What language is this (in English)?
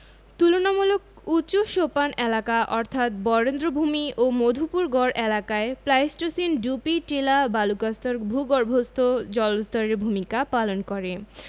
Bangla